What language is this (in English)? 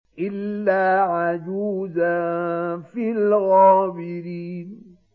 Arabic